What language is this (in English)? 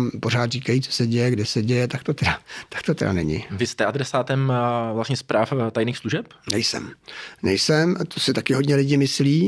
Czech